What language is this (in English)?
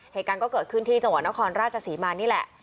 Thai